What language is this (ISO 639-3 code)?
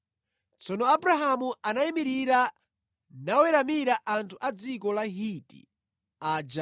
nya